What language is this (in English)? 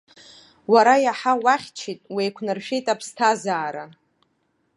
Abkhazian